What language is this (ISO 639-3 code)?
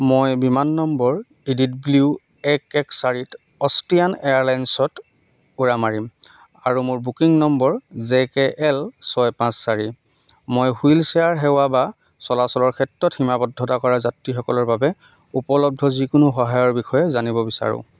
asm